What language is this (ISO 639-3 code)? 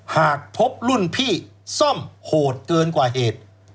tha